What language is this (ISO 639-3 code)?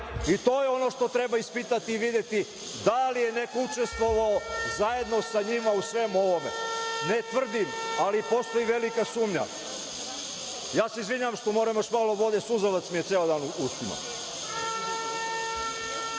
srp